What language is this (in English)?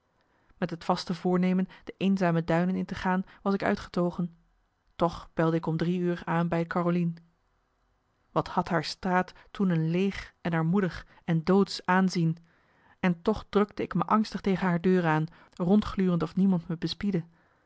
Dutch